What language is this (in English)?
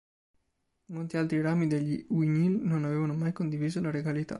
Italian